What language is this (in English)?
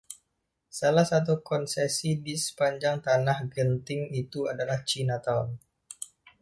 Indonesian